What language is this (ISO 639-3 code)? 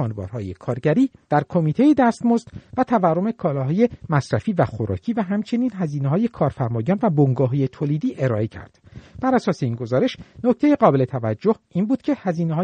fas